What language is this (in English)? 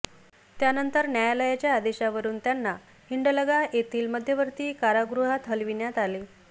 Marathi